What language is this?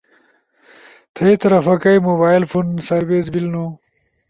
Ushojo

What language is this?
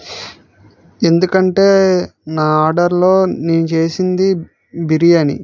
Telugu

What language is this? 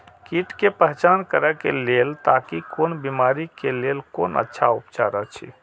Maithili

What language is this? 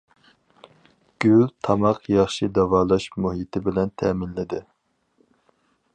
Uyghur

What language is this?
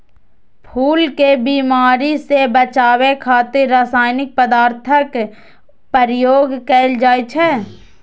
Maithili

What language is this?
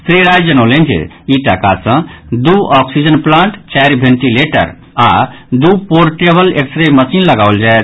Maithili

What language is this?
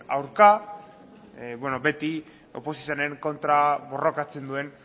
Basque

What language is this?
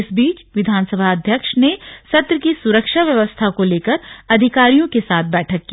Hindi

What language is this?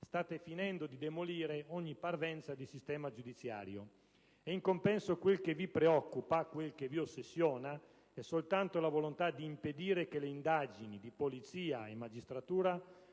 Italian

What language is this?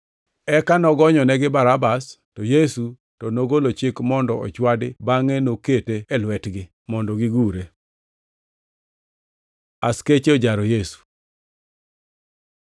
Luo (Kenya and Tanzania)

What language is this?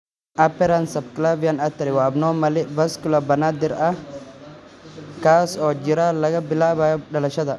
Somali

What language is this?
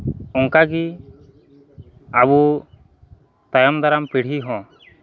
Santali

